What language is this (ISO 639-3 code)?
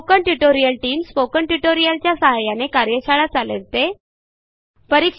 mar